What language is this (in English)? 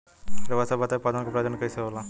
Bhojpuri